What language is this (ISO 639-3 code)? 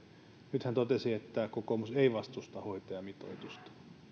fin